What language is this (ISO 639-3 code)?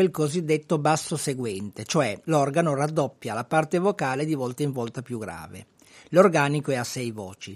ita